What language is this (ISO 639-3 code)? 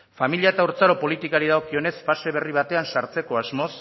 eus